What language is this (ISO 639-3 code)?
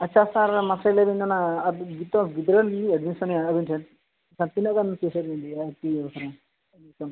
sat